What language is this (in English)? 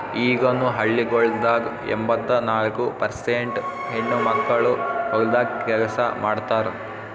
Kannada